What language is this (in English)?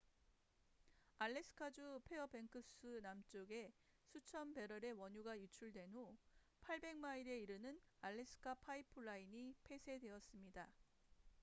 Korean